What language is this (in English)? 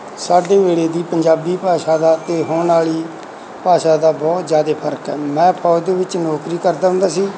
Punjabi